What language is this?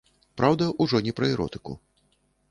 Belarusian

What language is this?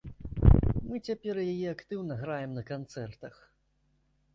Belarusian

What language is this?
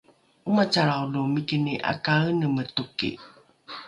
Rukai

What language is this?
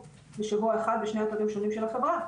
Hebrew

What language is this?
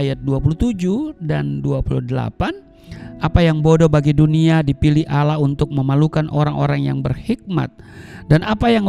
Indonesian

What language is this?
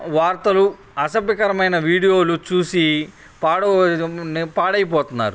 Telugu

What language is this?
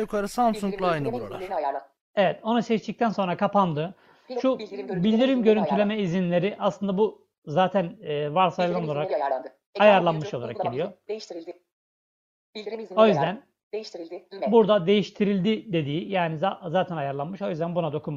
Turkish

